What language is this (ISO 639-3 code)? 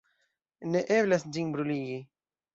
epo